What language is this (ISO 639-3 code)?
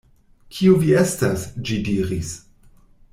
epo